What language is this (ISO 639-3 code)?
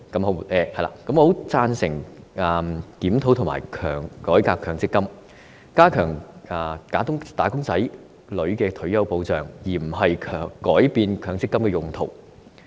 yue